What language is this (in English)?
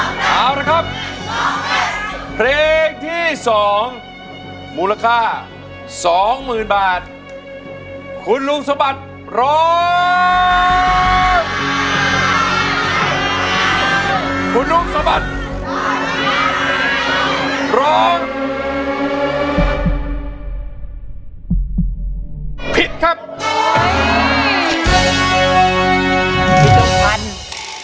Thai